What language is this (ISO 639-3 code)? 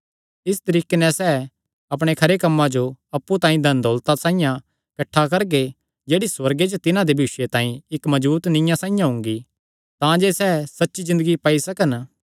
xnr